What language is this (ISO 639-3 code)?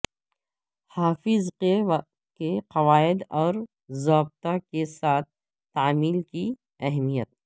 urd